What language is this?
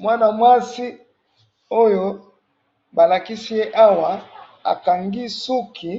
Lingala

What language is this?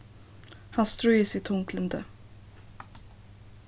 Faroese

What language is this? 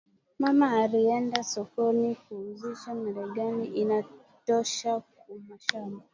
Swahili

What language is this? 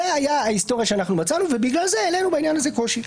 Hebrew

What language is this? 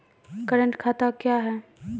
Maithili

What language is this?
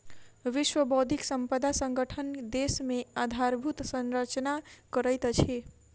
Maithili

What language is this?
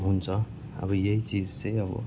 Nepali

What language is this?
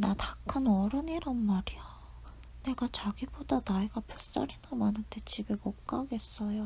Korean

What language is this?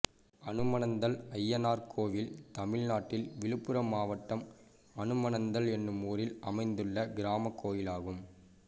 Tamil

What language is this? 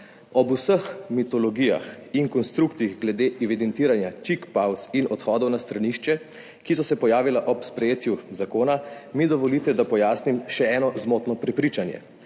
Slovenian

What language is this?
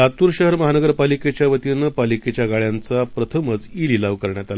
Marathi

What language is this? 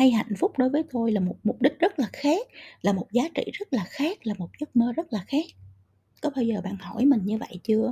Vietnamese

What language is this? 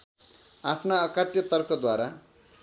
Nepali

